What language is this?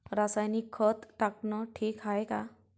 Marathi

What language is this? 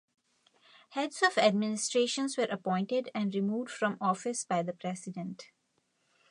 English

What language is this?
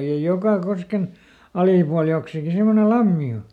Finnish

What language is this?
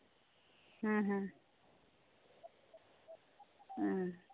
Santali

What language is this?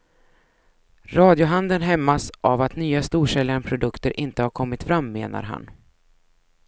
Swedish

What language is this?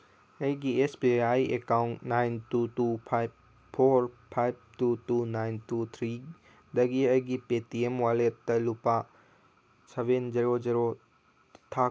Manipuri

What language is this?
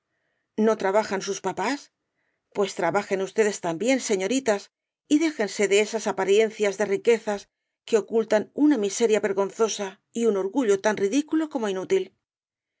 Spanish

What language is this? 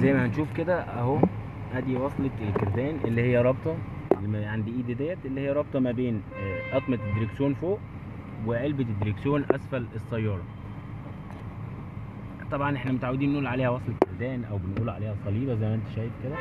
Arabic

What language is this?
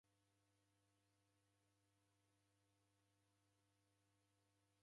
Taita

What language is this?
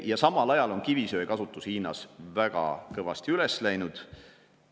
Estonian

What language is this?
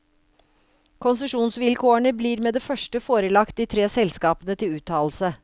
Norwegian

